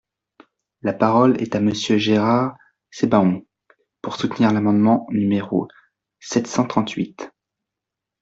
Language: French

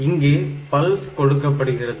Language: Tamil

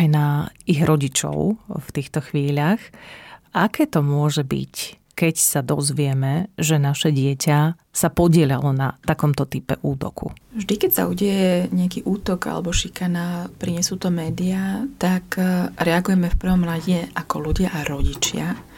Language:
Slovak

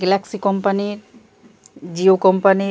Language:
Bangla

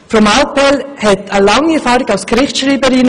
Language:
Swiss German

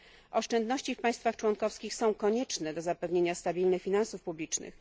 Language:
Polish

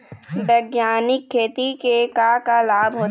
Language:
Chhattisgarhi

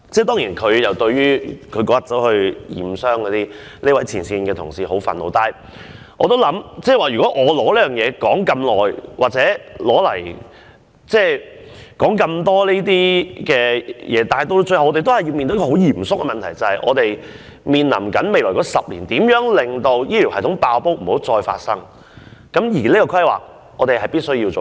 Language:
Cantonese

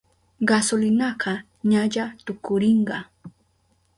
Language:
Southern Pastaza Quechua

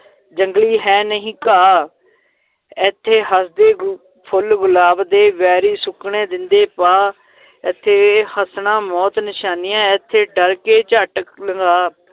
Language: Punjabi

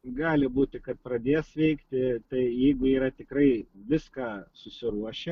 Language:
Lithuanian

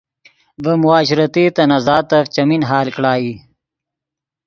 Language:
Yidgha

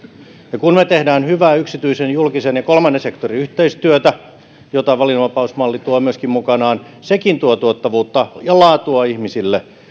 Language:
Finnish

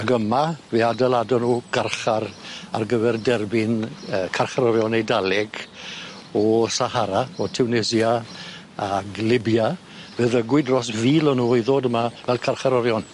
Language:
Welsh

